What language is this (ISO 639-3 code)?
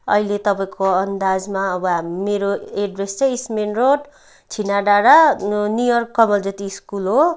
nep